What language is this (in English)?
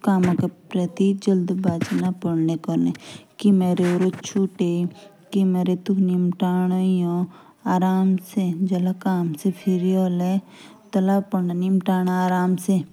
Jaunsari